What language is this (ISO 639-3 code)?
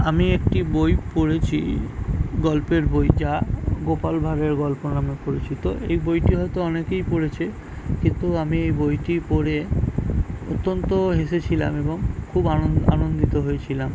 ben